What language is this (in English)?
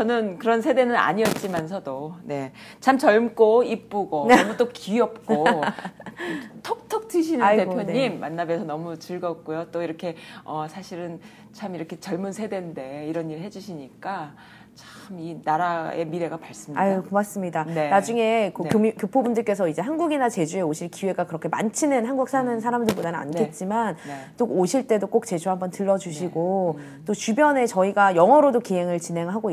Korean